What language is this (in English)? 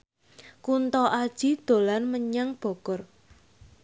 Javanese